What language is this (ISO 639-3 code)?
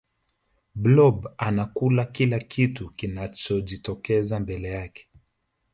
swa